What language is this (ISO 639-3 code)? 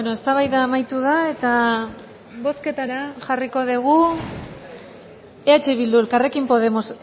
eus